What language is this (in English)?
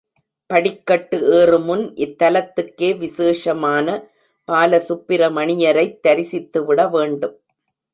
Tamil